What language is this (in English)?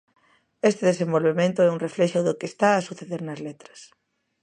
Galician